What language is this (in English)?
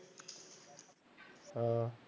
Punjabi